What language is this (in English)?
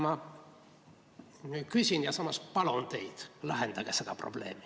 Estonian